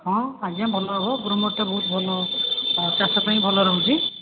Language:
Odia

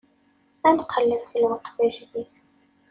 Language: Kabyle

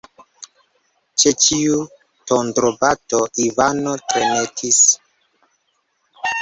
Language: Esperanto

